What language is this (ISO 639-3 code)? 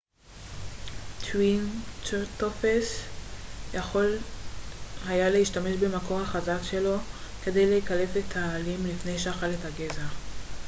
heb